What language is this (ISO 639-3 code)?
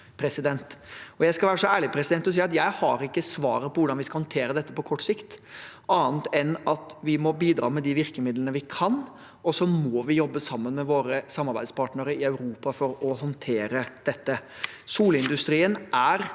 nor